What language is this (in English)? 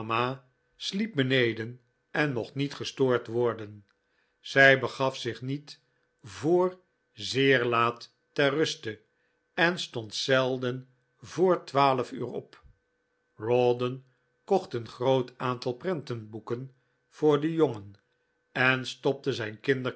Dutch